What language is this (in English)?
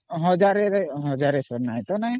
Odia